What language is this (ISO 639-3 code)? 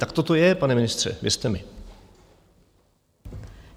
ces